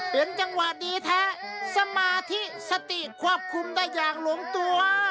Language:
Thai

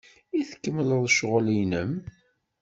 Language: Kabyle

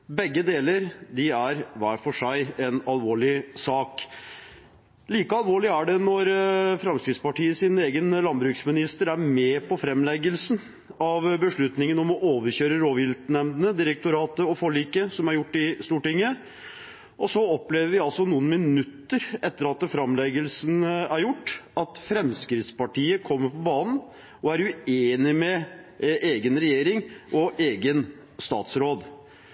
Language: Norwegian Bokmål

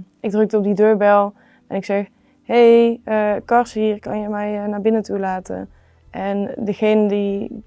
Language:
Dutch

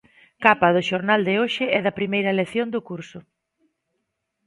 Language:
Galician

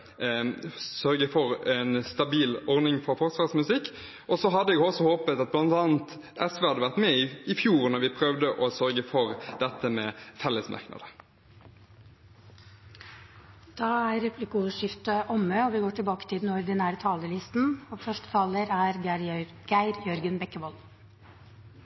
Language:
Norwegian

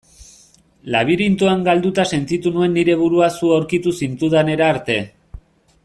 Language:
Basque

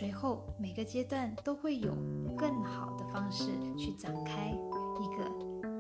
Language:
Chinese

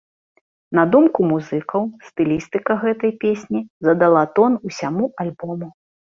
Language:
Belarusian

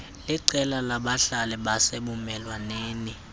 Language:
Xhosa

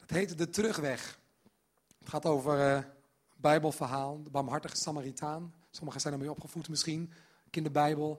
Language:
Dutch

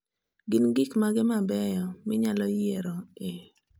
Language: Luo (Kenya and Tanzania)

